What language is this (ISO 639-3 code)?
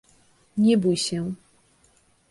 pol